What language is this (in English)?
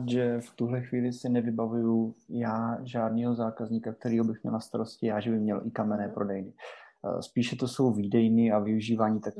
Czech